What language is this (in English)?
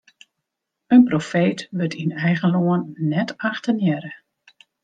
Western Frisian